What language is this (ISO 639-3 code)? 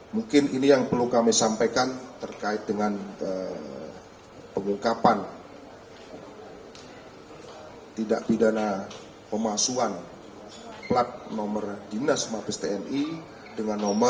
ind